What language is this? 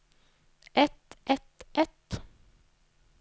Norwegian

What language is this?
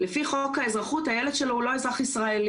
Hebrew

